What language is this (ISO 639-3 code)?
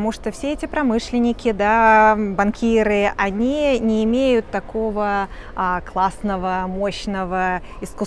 rus